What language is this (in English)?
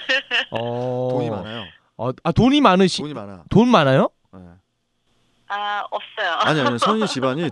Korean